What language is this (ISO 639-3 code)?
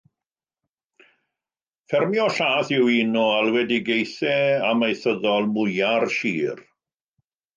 cym